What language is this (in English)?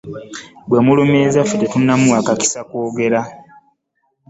Ganda